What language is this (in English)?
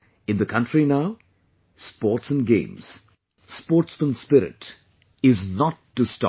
English